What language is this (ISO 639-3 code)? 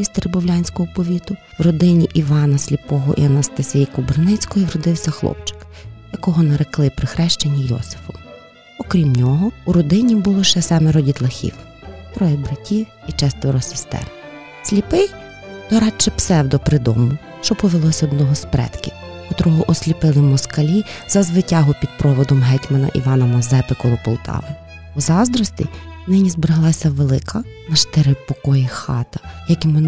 ukr